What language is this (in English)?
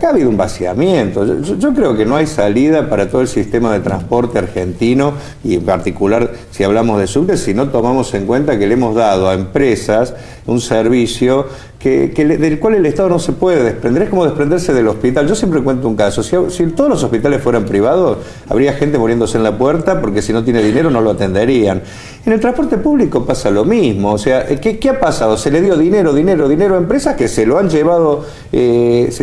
Spanish